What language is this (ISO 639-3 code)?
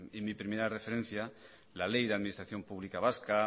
spa